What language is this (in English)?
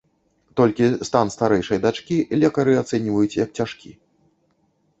Belarusian